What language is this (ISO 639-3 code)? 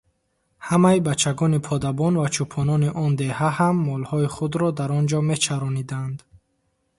tgk